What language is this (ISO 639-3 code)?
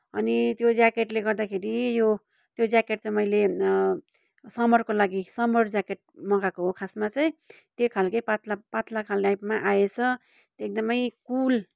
nep